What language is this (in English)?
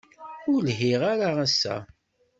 Kabyle